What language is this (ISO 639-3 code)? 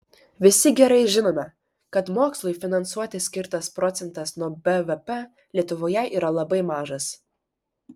lit